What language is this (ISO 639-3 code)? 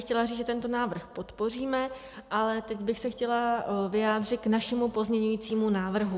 ces